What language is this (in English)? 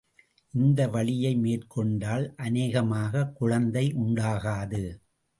Tamil